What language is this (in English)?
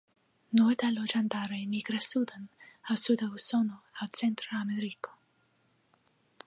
Esperanto